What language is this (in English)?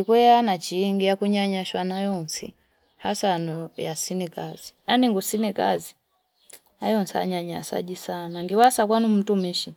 Fipa